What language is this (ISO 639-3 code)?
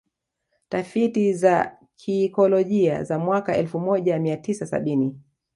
swa